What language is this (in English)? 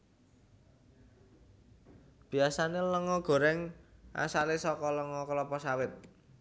Javanese